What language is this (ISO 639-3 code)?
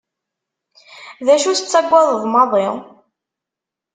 kab